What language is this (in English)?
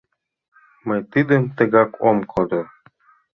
Mari